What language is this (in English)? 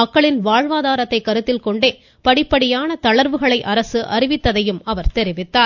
Tamil